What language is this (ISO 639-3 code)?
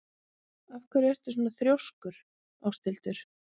isl